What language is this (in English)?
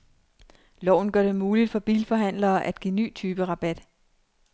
Danish